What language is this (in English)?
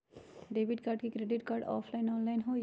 Magahi